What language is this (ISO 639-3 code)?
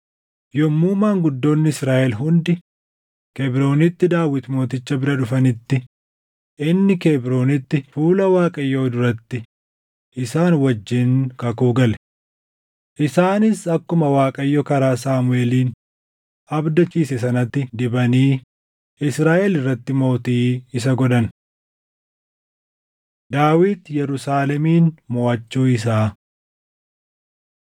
orm